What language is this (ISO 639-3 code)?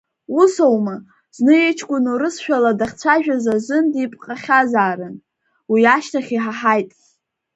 abk